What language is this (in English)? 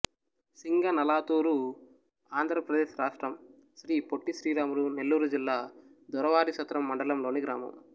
Telugu